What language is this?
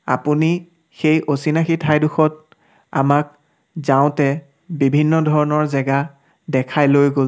Assamese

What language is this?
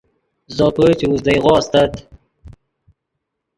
Yidgha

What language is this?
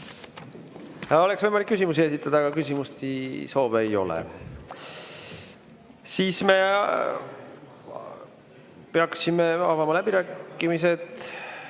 Estonian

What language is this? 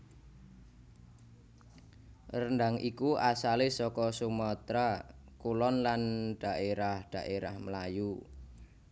Javanese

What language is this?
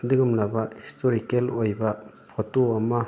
Manipuri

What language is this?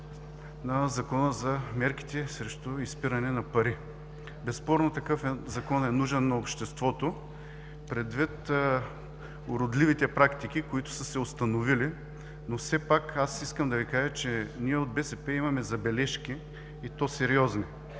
Bulgarian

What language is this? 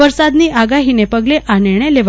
Gujarati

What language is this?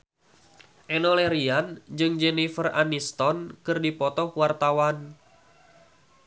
Sundanese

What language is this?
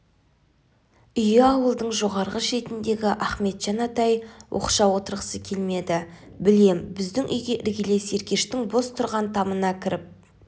Kazakh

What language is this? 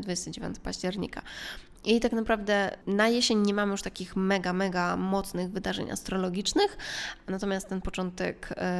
Polish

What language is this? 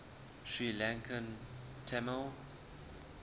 English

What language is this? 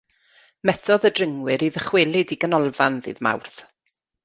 Welsh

